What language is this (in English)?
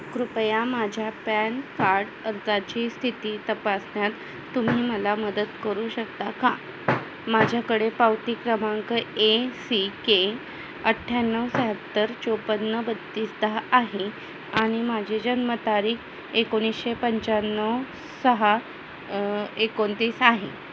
Marathi